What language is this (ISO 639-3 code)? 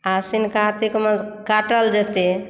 mai